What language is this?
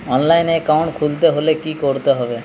Bangla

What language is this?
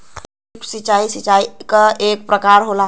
Bhojpuri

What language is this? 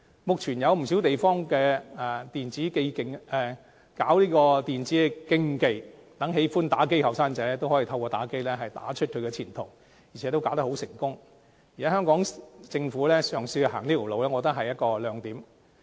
Cantonese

